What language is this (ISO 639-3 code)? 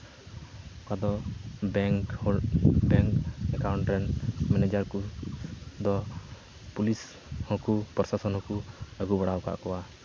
sat